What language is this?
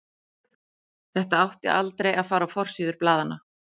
Icelandic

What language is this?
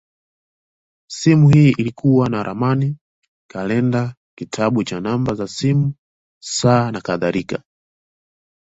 Swahili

